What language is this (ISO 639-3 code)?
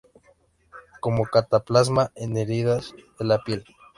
spa